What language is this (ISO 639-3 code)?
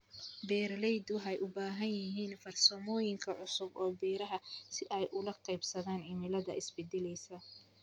som